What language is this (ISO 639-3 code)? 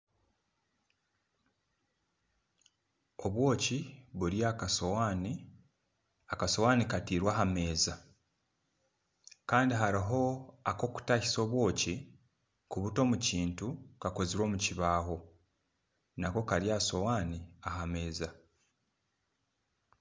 nyn